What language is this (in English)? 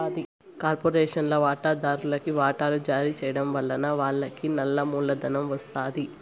Telugu